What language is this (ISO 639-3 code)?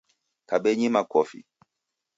dav